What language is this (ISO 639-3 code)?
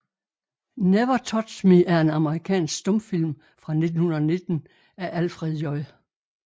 dan